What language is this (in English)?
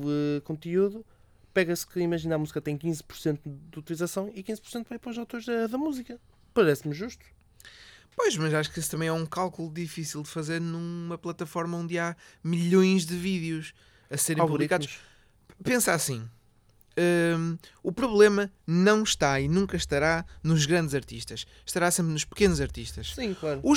Portuguese